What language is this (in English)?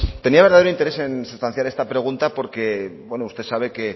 Spanish